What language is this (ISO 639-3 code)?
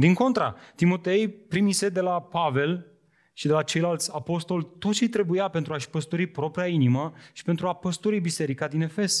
ron